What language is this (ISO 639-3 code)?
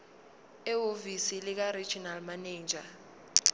zul